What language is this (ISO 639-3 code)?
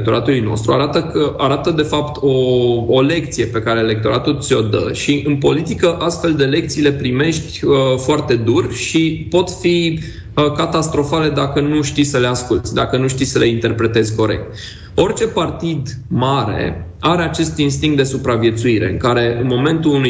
ron